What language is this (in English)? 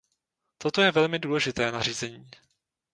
Czech